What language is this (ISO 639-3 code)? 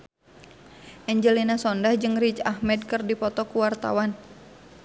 sun